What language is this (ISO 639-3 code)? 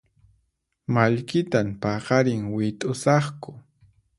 qxp